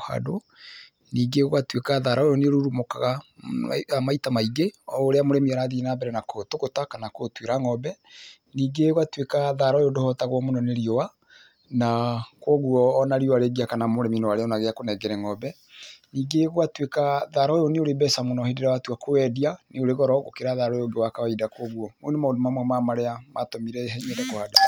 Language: Kikuyu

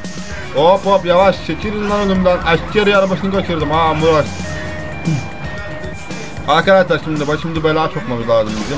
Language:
Turkish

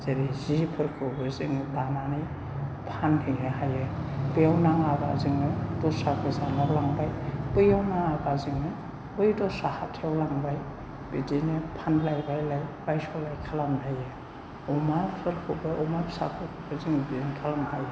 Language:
Bodo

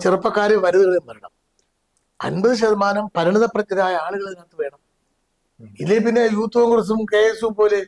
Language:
Malayalam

